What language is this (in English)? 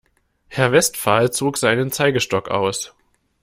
German